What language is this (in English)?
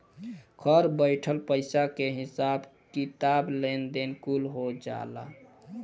Bhojpuri